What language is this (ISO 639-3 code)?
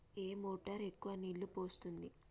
tel